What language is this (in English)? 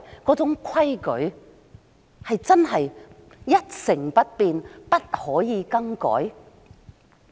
Cantonese